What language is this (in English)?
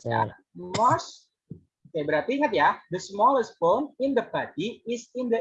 Indonesian